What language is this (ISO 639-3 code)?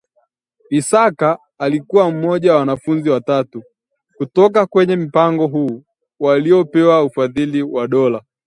swa